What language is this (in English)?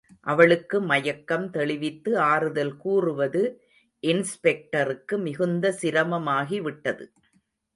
Tamil